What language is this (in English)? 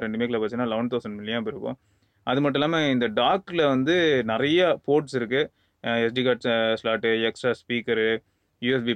Spanish